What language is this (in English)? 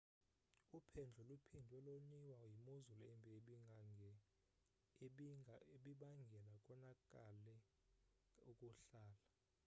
Xhosa